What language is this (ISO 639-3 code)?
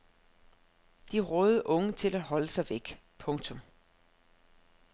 dan